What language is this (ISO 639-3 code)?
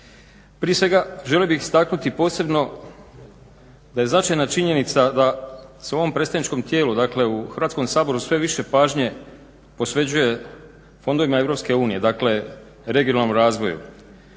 hrv